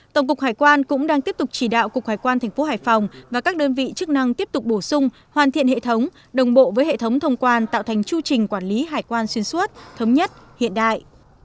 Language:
Vietnamese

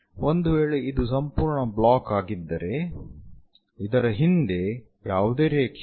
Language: Kannada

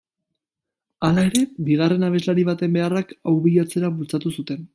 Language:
Basque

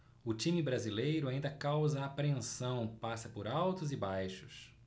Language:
Portuguese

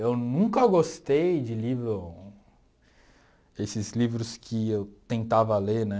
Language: Portuguese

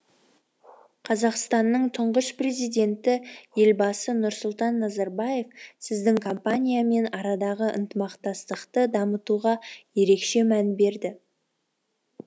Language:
Kazakh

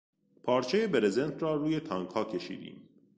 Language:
Persian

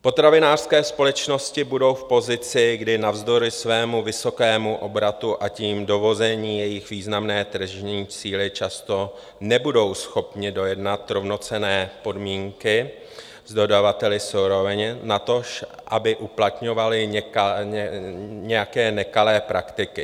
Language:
Czech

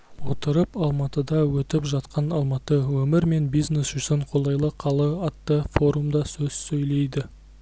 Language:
Kazakh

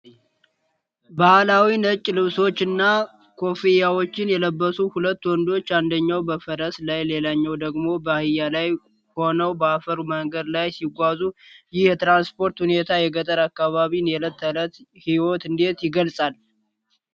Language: Amharic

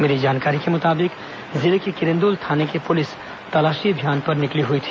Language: Hindi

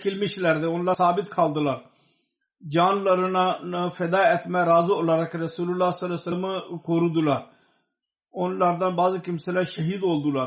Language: Turkish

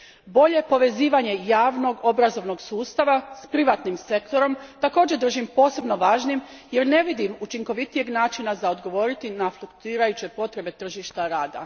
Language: Croatian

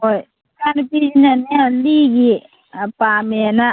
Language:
Manipuri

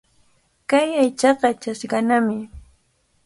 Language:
Cajatambo North Lima Quechua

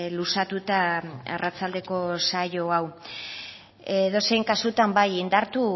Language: Basque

